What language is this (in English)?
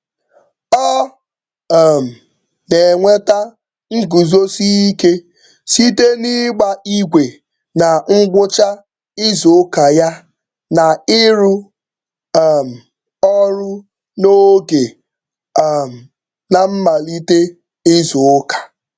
Igbo